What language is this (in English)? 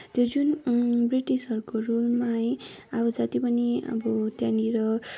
Nepali